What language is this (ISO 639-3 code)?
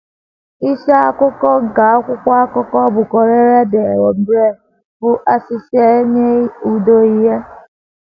ibo